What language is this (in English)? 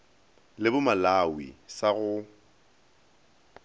Northern Sotho